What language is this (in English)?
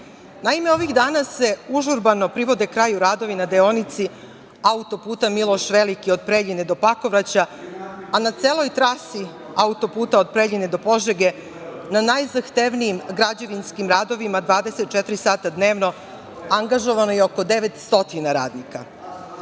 Serbian